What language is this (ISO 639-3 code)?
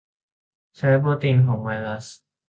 tha